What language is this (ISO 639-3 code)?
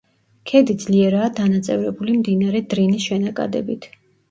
kat